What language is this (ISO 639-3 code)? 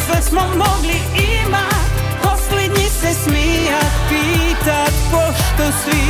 hrv